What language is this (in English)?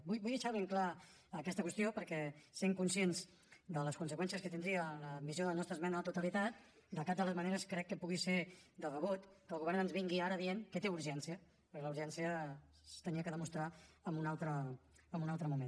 Catalan